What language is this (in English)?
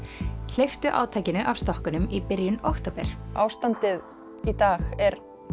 Icelandic